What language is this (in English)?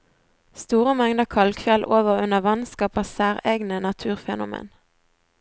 Norwegian